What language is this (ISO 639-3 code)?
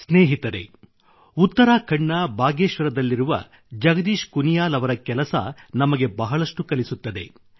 kan